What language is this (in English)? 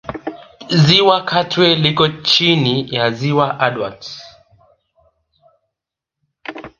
Swahili